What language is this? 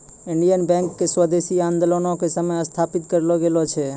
Maithili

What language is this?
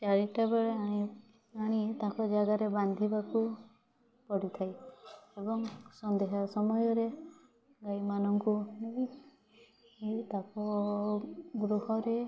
Odia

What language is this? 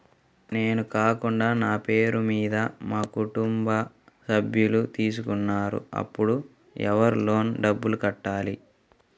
Telugu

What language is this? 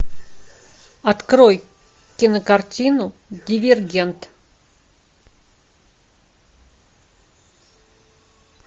Russian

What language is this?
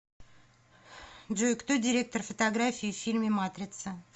Russian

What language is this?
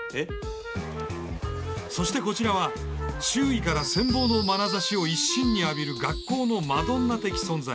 Japanese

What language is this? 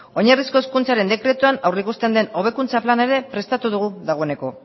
Basque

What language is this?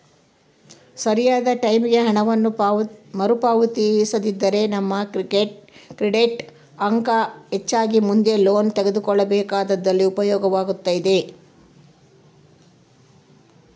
Kannada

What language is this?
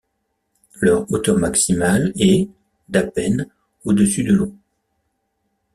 French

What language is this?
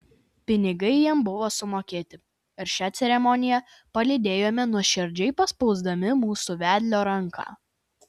Lithuanian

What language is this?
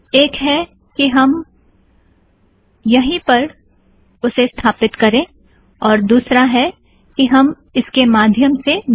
Hindi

